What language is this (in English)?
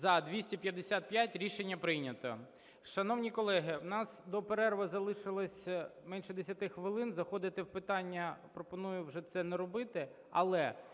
Ukrainian